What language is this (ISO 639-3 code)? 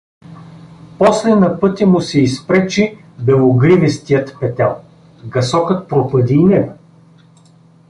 bul